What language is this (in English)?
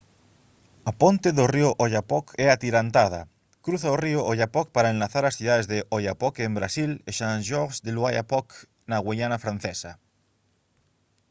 Galician